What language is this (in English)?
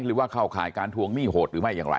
Thai